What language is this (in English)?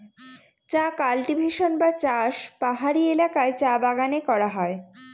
Bangla